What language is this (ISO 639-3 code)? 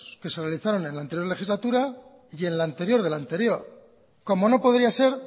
spa